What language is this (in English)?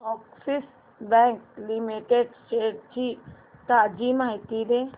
Marathi